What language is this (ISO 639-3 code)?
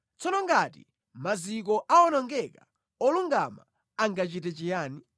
nya